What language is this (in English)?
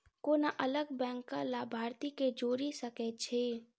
Maithili